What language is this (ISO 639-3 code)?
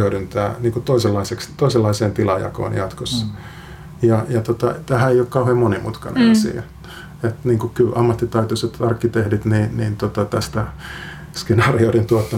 fin